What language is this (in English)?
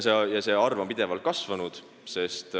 Estonian